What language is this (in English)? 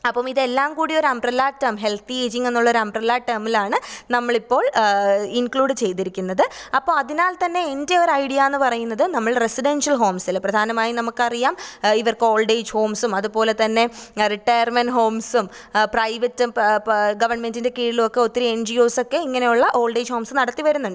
Malayalam